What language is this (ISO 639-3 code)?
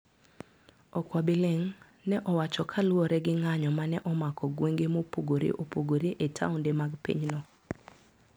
luo